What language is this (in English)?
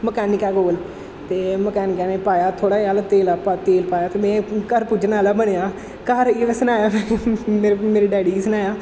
Dogri